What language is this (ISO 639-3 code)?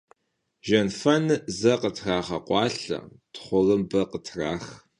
kbd